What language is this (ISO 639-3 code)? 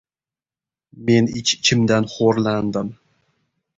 uzb